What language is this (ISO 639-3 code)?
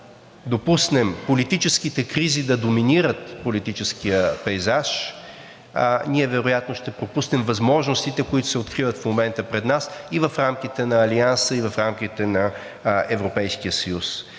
bul